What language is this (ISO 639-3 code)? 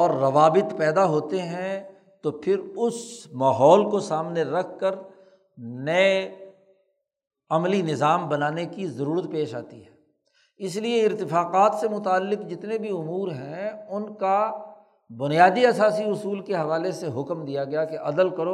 urd